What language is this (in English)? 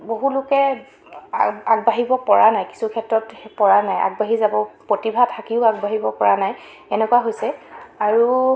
Assamese